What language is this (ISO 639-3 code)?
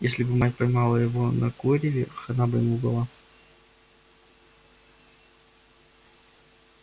rus